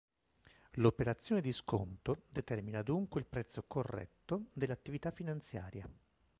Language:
Italian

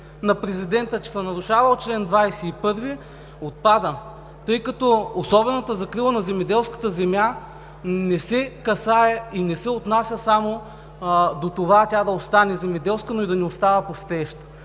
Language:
Bulgarian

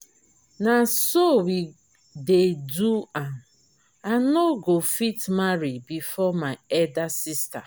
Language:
Nigerian Pidgin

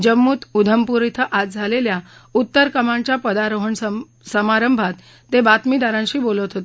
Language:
Marathi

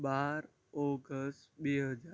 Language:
Gujarati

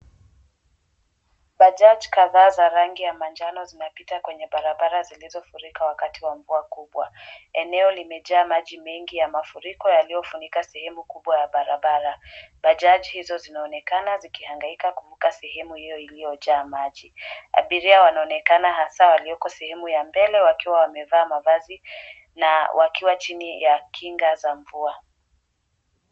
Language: Swahili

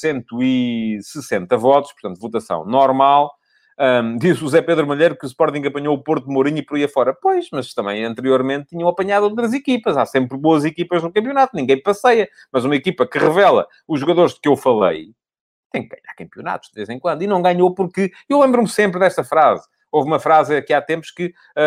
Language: Portuguese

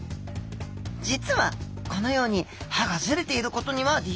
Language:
Japanese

